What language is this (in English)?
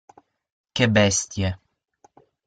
Italian